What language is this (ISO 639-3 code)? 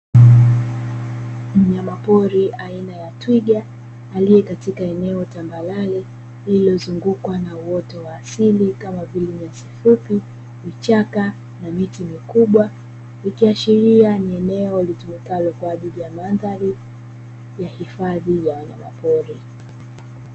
swa